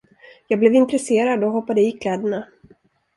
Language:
Swedish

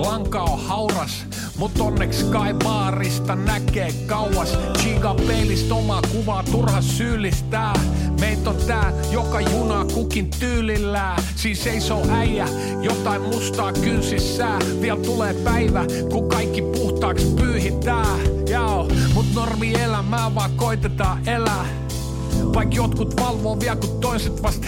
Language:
Finnish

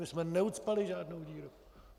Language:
Czech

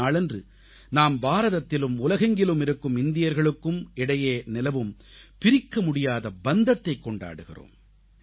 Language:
Tamil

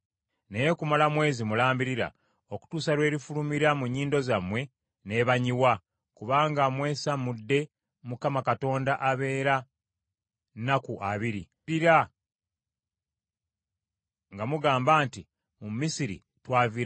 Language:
Ganda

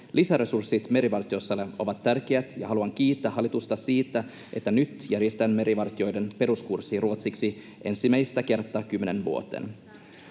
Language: Finnish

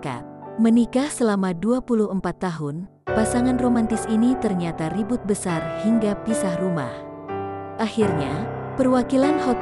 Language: Indonesian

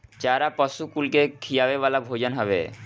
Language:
Bhojpuri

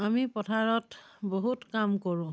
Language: Assamese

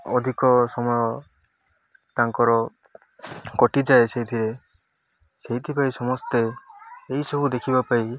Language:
Odia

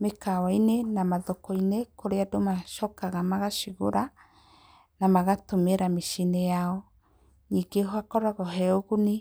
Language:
Kikuyu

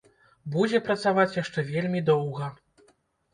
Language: Belarusian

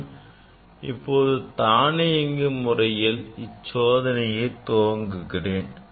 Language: Tamil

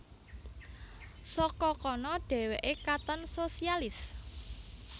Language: Javanese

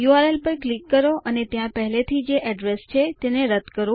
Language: Gujarati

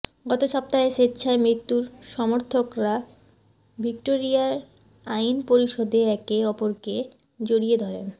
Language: Bangla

